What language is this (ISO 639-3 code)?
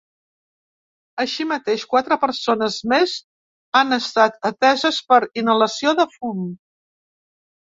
cat